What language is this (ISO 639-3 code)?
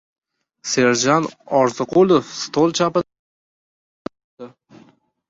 uzb